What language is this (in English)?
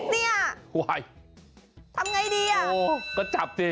Thai